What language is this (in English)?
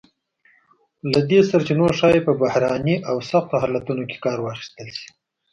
Pashto